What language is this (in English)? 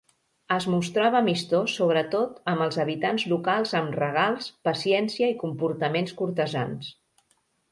Catalan